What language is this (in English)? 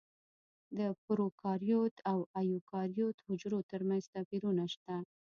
Pashto